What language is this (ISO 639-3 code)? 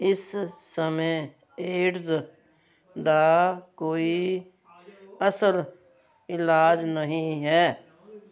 pan